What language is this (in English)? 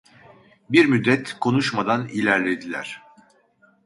Turkish